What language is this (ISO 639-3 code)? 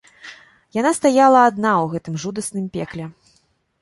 bel